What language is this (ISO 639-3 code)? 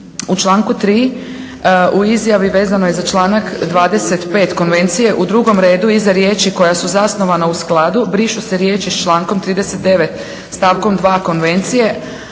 hrv